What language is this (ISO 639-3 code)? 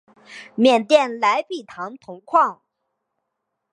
zho